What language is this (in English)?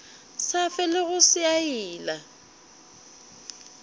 Northern Sotho